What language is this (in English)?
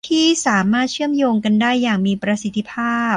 Thai